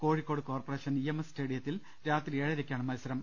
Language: Malayalam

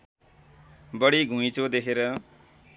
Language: Nepali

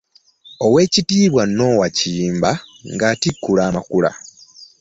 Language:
Ganda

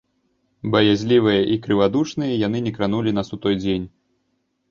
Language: Belarusian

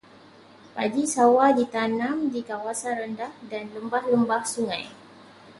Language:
Malay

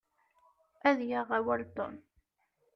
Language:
Kabyle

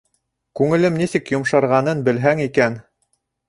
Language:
Bashkir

